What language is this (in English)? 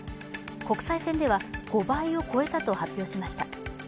Japanese